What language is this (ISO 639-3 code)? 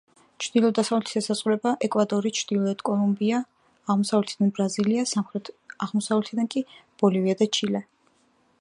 kat